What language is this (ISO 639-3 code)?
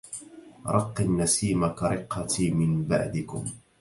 ara